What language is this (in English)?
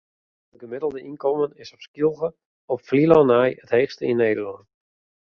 Western Frisian